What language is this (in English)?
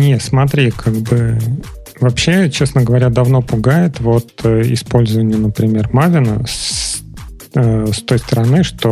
Russian